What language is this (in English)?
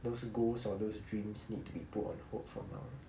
English